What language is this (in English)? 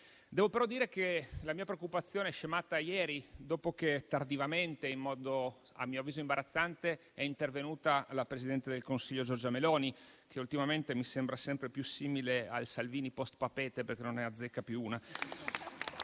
Italian